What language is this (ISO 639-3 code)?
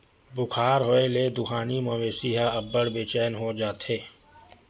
hne